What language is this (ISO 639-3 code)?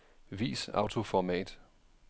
dan